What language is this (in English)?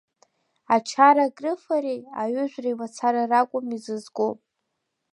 Abkhazian